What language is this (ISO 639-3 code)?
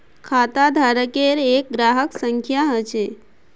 mag